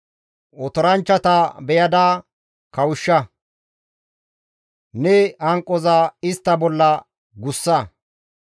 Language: Gamo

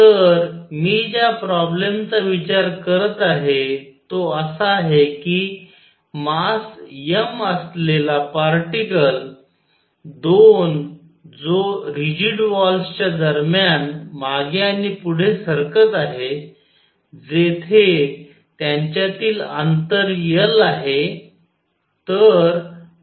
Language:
Marathi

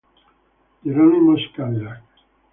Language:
Italian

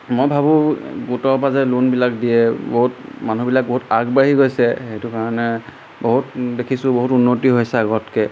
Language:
Assamese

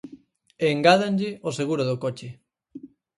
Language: Galician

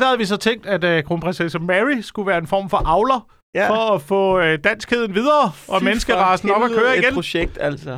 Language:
Danish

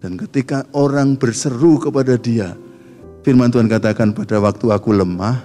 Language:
Indonesian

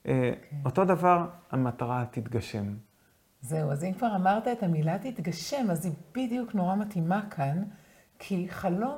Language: Hebrew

